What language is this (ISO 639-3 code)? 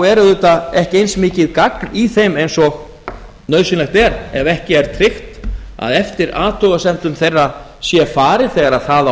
isl